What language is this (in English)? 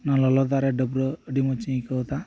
Santali